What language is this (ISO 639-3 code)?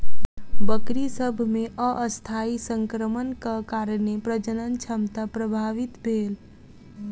mai